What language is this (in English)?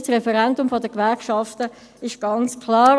Swiss German